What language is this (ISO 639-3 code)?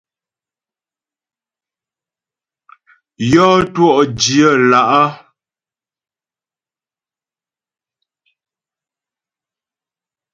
bbj